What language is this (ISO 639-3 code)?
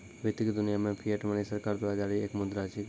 mai